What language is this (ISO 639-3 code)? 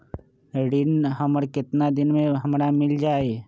mag